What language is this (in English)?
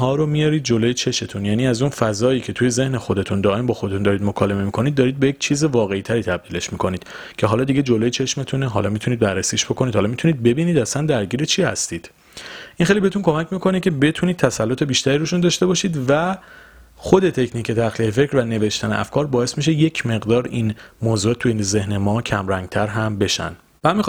Persian